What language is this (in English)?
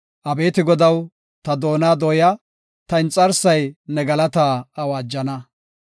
Gofa